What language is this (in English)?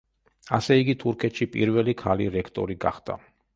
Georgian